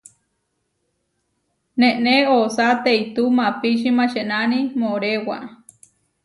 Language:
Huarijio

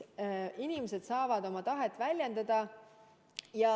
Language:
Estonian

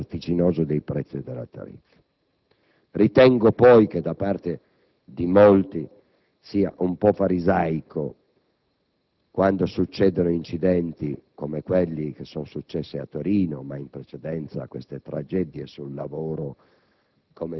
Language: Italian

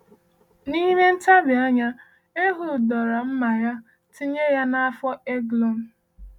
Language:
Igbo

